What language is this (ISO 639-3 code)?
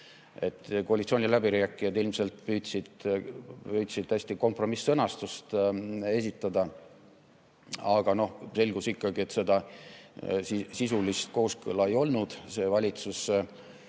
est